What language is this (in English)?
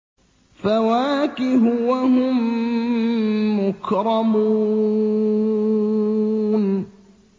Arabic